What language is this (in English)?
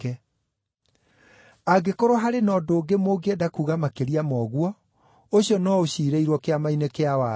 Kikuyu